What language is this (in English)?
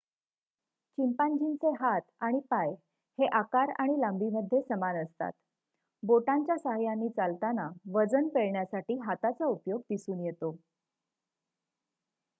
Marathi